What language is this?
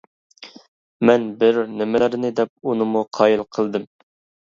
Uyghur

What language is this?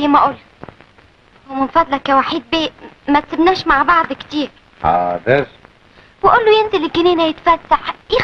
Arabic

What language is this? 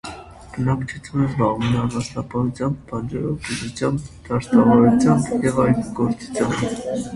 Armenian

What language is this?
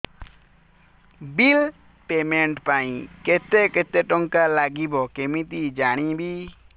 Odia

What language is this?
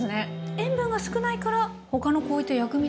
Japanese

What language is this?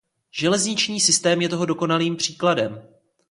Czech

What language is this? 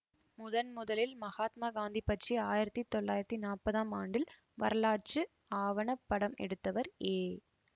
Tamil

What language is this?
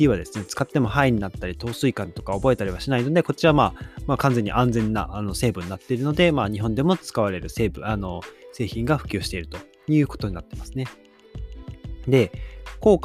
Japanese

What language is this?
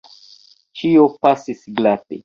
Esperanto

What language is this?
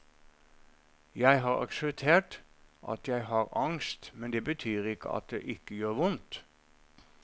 Norwegian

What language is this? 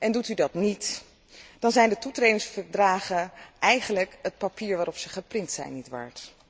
Dutch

